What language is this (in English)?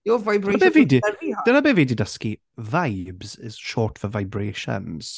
Welsh